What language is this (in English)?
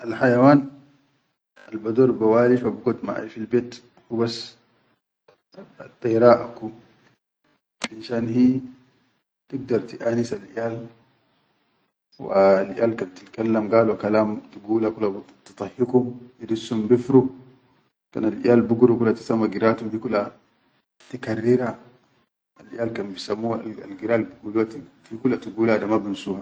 Chadian Arabic